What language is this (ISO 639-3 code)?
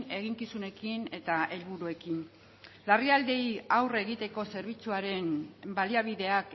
eus